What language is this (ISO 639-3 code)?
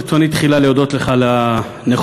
heb